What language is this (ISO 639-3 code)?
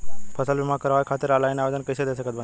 bho